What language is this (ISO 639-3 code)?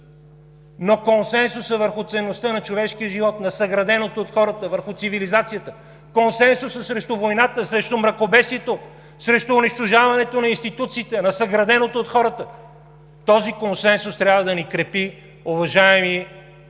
bul